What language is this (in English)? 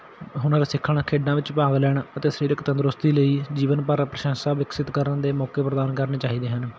Punjabi